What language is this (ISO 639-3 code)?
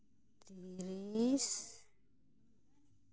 sat